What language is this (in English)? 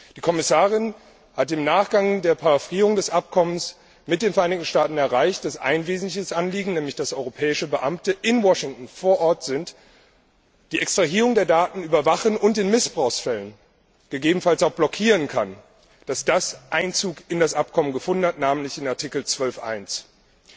German